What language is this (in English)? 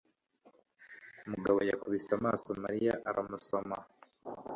Kinyarwanda